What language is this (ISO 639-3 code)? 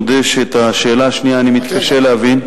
heb